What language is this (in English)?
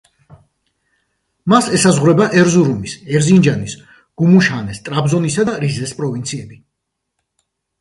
Georgian